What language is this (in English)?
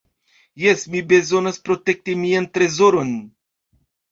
Esperanto